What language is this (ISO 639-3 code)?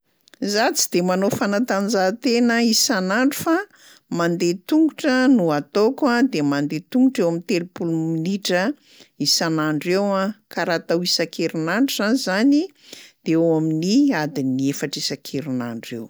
mlg